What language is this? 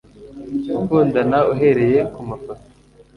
Kinyarwanda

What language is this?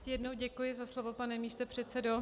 Czech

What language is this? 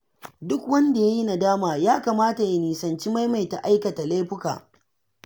Hausa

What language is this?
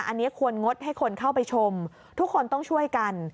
Thai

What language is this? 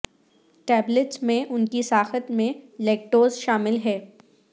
Urdu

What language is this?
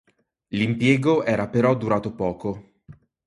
Italian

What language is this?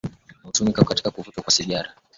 Swahili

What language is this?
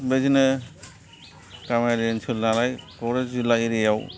Bodo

